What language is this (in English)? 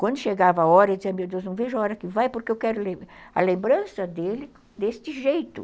Portuguese